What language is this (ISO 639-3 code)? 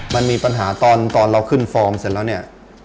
tha